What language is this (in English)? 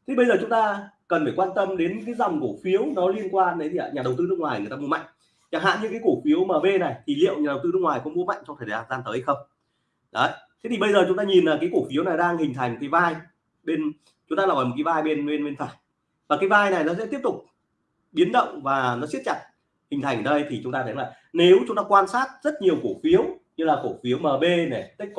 Vietnamese